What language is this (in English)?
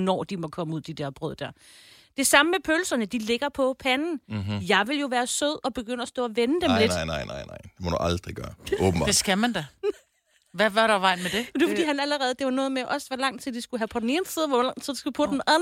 Danish